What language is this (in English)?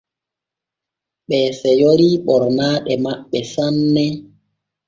Borgu Fulfulde